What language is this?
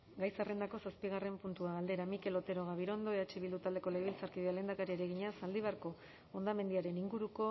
Basque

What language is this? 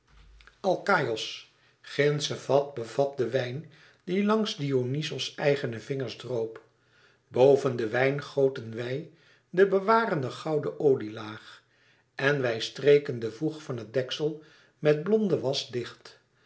Dutch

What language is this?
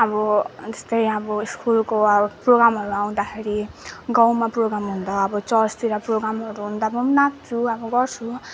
Nepali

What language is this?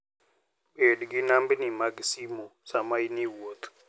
Luo (Kenya and Tanzania)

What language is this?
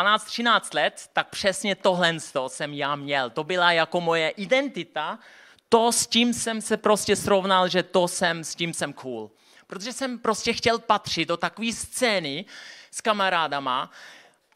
Czech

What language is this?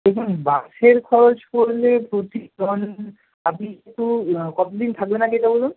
Bangla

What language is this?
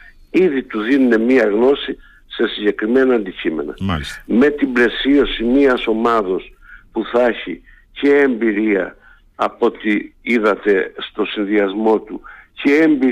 Greek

